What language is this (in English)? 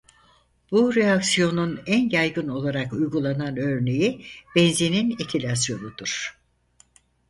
Turkish